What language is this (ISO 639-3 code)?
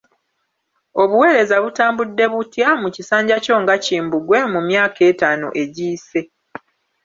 lug